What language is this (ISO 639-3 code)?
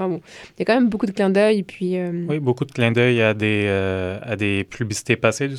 fra